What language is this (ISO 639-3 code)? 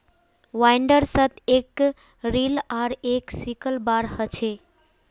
mag